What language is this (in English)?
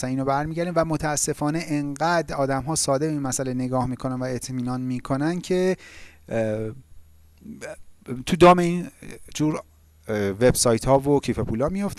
Persian